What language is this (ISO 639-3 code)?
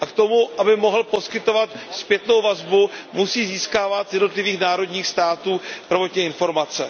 ces